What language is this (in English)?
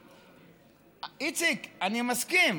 Hebrew